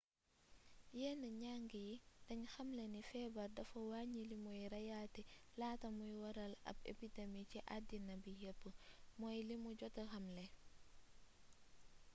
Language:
Wolof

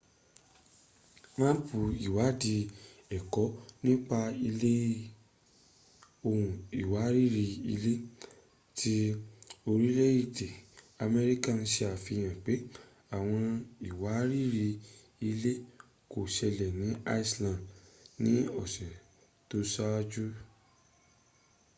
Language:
Yoruba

